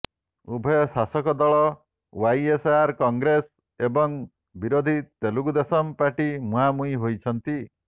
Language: Odia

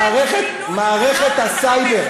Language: Hebrew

